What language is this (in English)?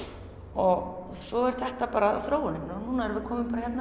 Icelandic